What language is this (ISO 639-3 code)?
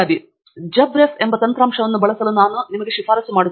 kan